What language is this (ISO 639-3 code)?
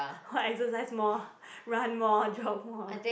eng